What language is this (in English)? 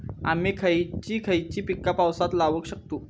Marathi